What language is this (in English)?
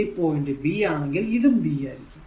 Malayalam